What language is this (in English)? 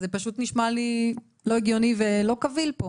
Hebrew